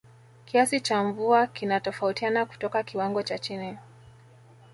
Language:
Swahili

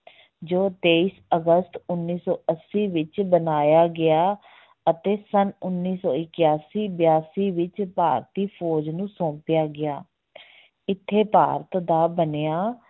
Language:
Punjabi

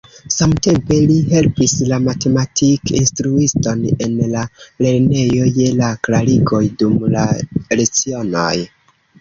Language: Esperanto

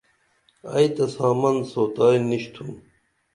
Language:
Dameli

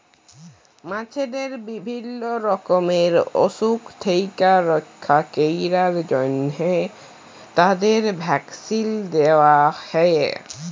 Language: Bangla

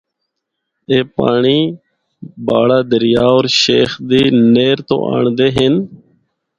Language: Northern Hindko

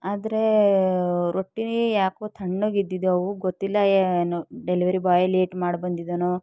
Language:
Kannada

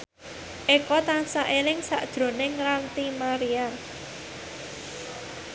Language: Javanese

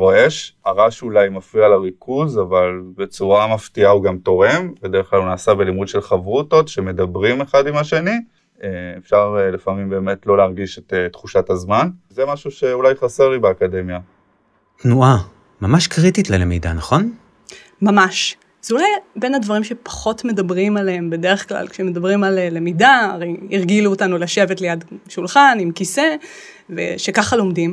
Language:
Hebrew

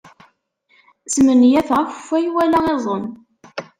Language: Kabyle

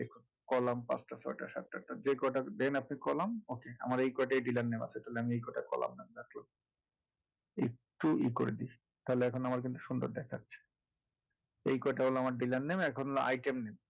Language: Bangla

